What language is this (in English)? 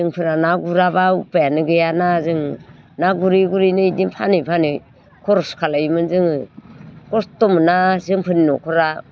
Bodo